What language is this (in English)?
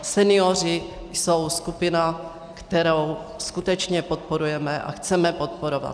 Czech